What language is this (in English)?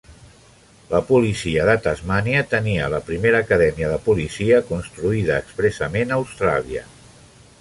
Catalan